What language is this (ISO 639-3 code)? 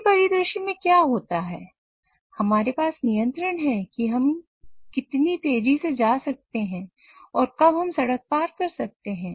hin